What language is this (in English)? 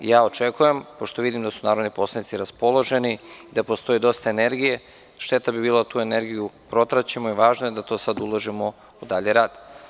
Serbian